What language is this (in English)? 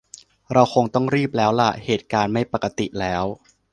Thai